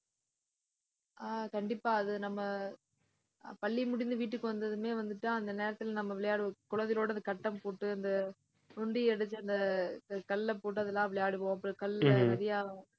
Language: Tamil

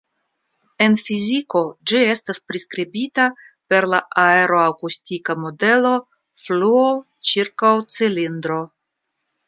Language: Esperanto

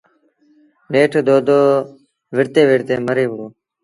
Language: Sindhi Bhil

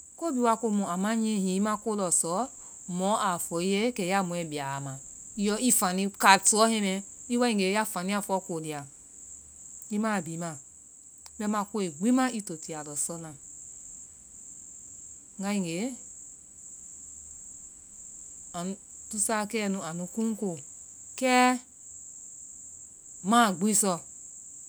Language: Vai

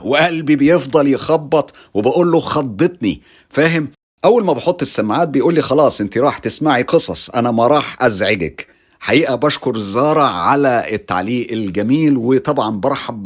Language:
Arabic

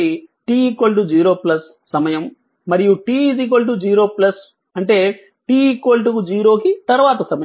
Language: Telugu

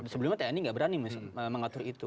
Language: Indonesian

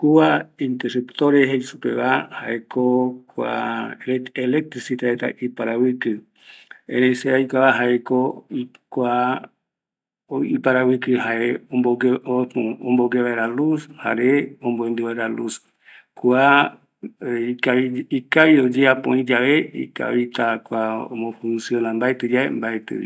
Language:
Eastern Bolivian Guaraní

